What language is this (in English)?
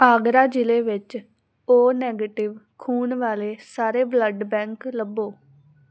Punjabi